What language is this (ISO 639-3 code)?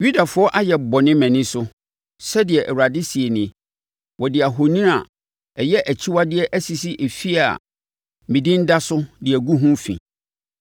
aka